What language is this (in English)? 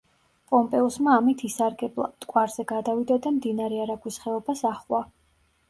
Georgian